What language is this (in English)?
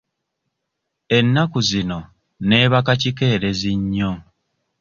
Ganda